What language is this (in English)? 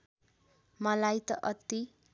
Nepali